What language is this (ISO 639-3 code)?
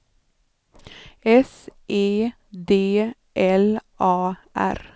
swe